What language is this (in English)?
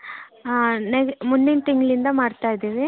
Kannada